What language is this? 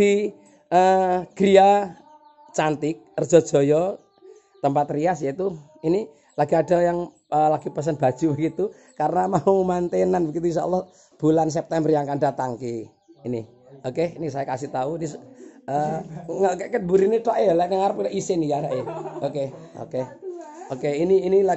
Indonesian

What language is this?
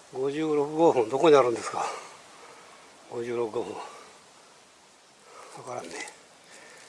Japanese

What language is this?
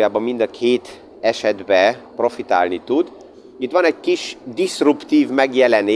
Hungarian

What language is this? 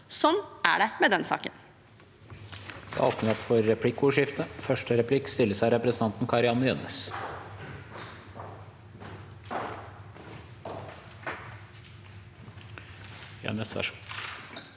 Norwegian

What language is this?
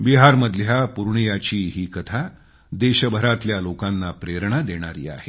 Marathi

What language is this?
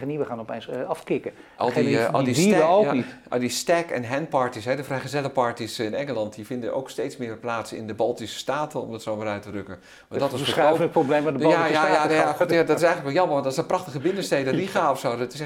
Dutch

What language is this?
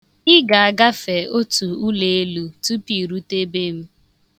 Igbo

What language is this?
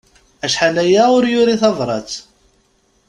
Kabyle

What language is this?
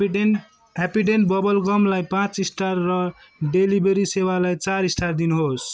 Nepali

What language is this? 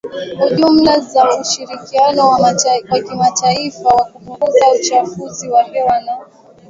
Swahili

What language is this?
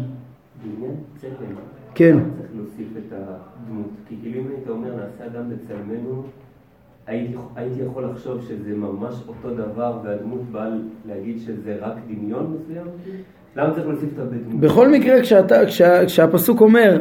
Hebrew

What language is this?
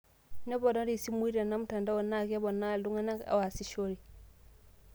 Masai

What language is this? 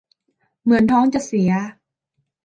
Thai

